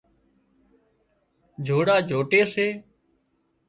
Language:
Wadiyara Koli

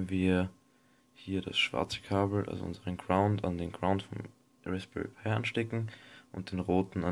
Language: German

